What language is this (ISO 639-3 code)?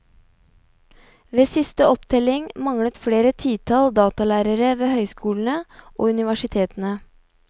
nor